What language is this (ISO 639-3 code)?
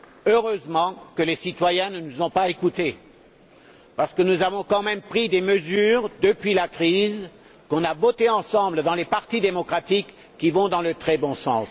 fra